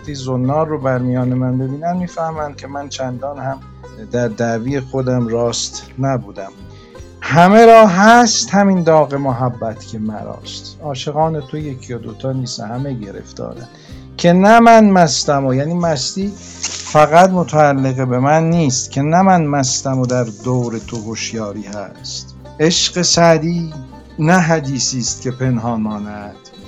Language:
Persian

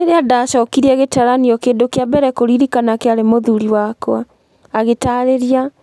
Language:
Kikuyu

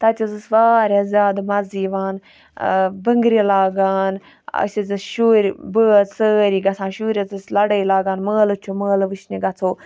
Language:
Kashmiri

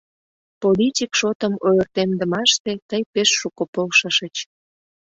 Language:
Mari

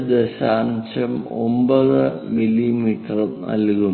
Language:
Malayalam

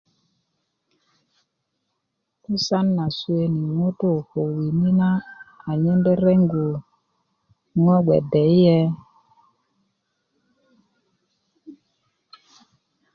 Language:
Kuku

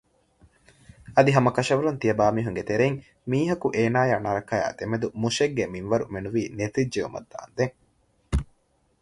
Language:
Divehi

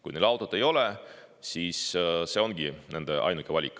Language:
Estonian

